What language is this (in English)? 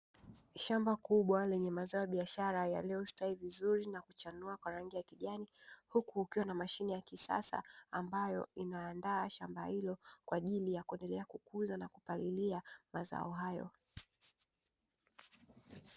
Swahili